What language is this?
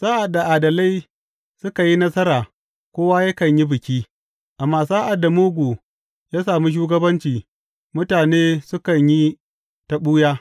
Hausa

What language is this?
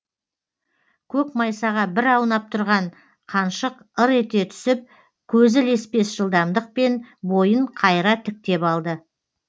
Kazakh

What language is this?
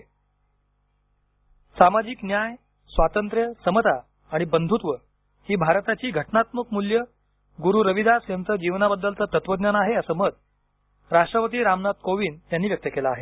Marathi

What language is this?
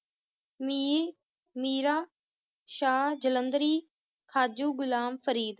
Punjabi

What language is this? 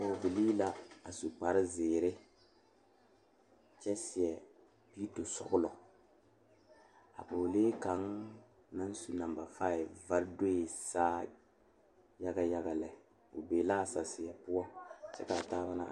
Southern Dagaare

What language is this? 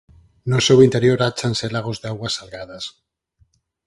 Galician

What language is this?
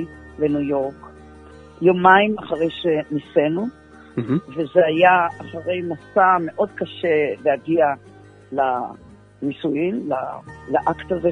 Hebrew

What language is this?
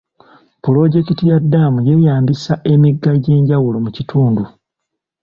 Ganda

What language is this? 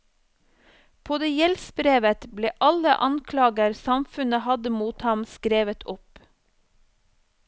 Norwegian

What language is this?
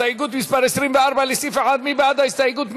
Hebrew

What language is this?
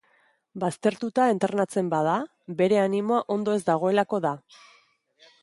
Basque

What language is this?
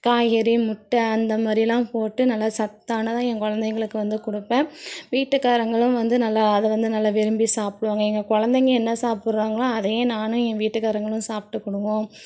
Tamil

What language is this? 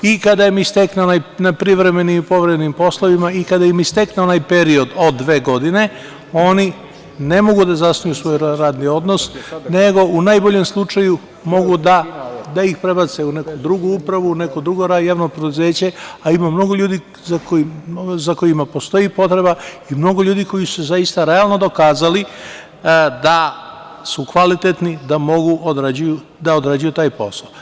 Serbian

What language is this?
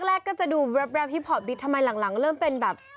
Thai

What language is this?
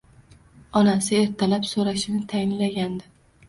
Uzbek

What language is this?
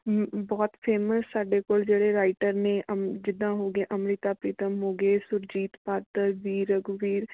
Punjabi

